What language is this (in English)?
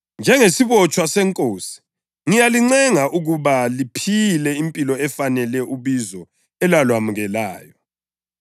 North Ndebele